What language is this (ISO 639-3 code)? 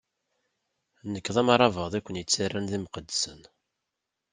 kab